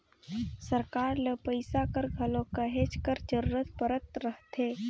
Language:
Chhattisgarhi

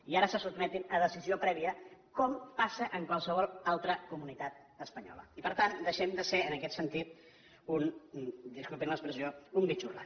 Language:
Catalan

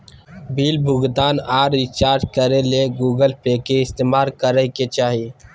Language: Magahi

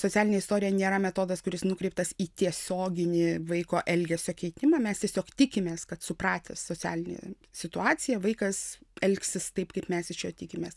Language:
Lithuanian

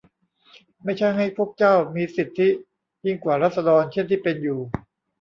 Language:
Thai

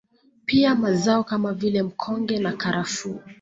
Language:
Swahili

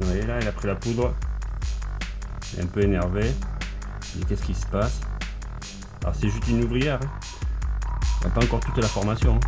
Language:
French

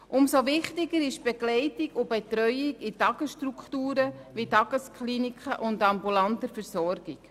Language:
Swiss German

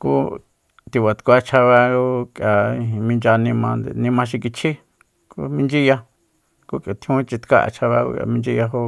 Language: Soyaltepec Mazatec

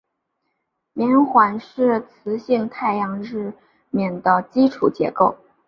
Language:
Chinese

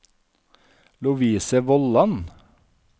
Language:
Norwegian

